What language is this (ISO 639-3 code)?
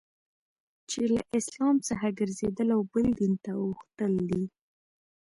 pus